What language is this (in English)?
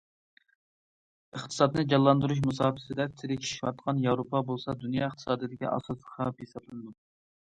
Uyghur